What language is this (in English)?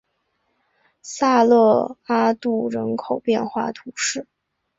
Chinese